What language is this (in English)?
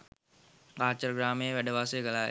Sinhala